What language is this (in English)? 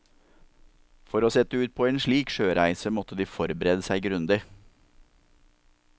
Norwegian